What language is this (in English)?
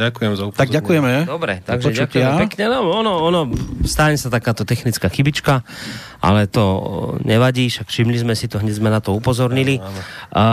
Slovak